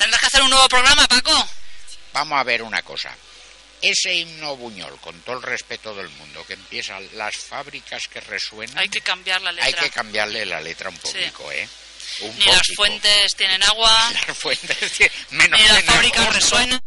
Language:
Spanish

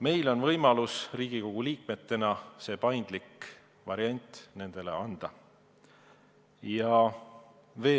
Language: Estonian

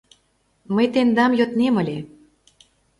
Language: Mari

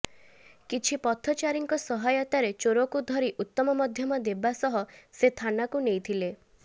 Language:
Odia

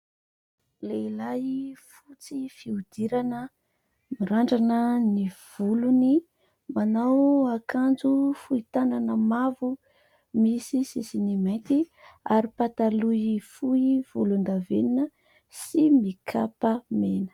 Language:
Malagasy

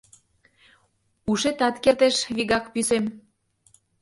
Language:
Mari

